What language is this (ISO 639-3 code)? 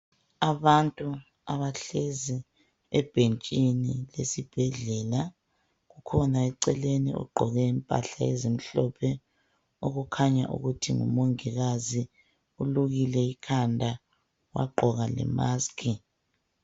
nde